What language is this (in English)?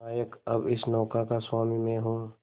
Hindi